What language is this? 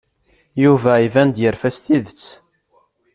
Kabyle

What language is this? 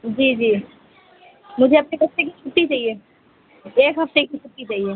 Urdu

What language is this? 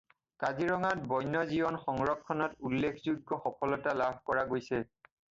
Assamese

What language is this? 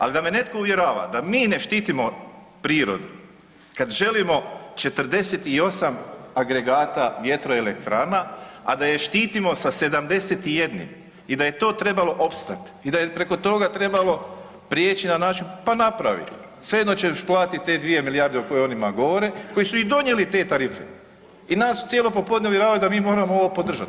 Croatian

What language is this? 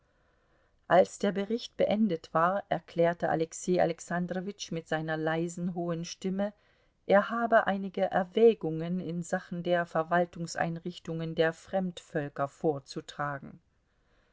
German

